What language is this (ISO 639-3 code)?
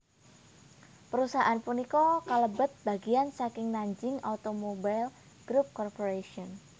jav